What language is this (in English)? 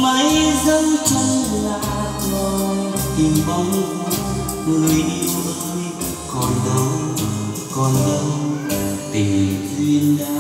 Vietnamese